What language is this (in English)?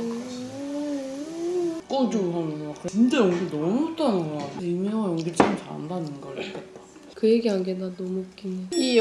Korean